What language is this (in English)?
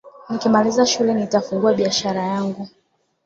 Swahili